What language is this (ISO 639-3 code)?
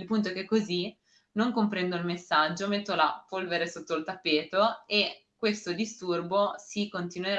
ita